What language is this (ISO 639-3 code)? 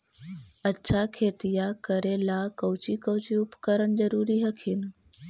mag